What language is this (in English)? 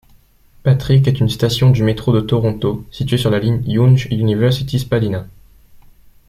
French